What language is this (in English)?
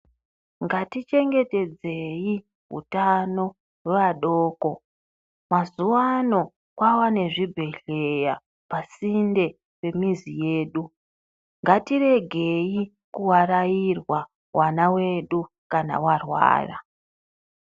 Ndau